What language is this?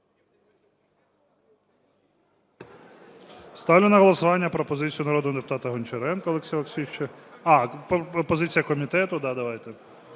Ukrainian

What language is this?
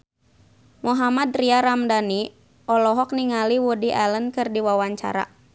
Sundanese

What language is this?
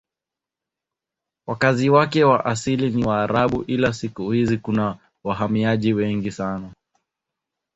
Swahili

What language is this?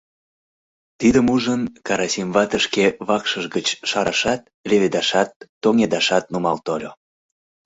Mari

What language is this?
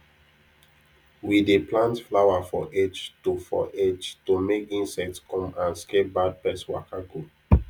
Nigerian Pidgin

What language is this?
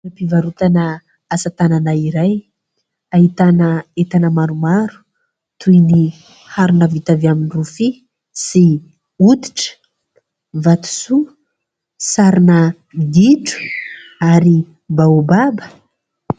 Malagasy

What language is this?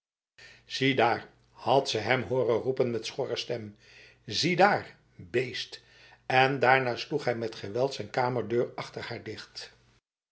Dutch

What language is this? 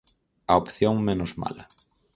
Galician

